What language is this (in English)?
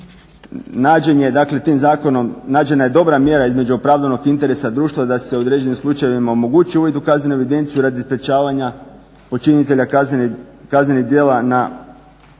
Croatian